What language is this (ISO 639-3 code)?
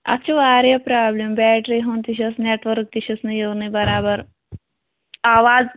kas